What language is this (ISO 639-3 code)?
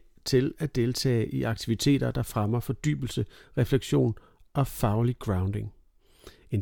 dan